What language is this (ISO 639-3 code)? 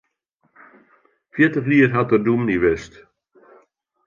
fry